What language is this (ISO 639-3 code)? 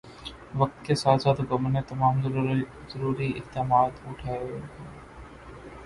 urd